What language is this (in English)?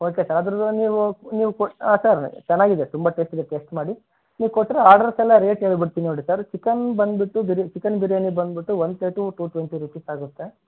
Kannada